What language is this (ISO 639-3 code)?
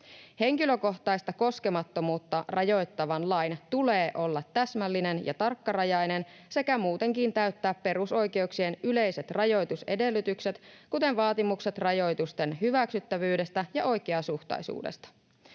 fin